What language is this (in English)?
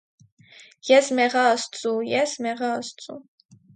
Armenian